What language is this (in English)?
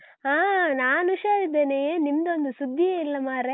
Kannada